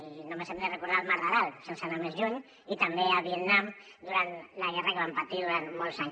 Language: Catalan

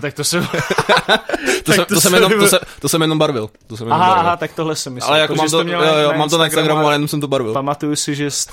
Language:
Czech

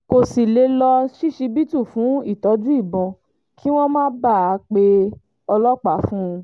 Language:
Yoruba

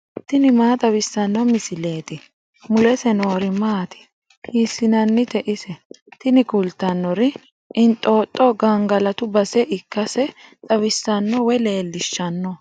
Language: Sidamo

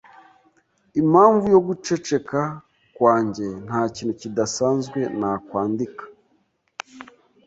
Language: Kinyarwanda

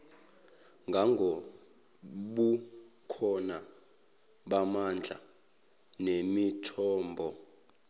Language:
Zulu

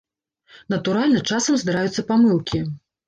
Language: Belarusian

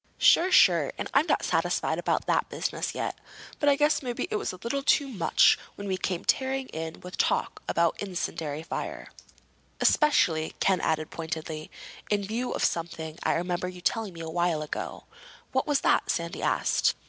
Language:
English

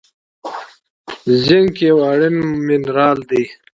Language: Pashto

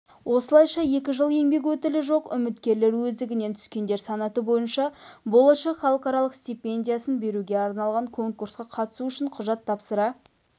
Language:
Kazakh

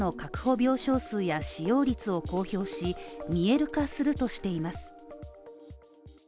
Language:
Japanese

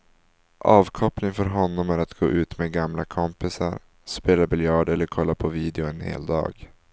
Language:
Swedish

